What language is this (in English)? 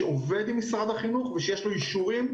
Hebrew